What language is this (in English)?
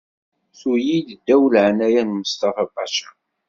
Kabyle